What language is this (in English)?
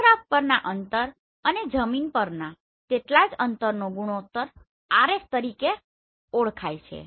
Gujarati